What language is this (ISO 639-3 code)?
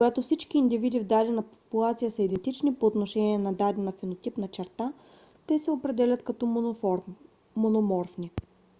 bul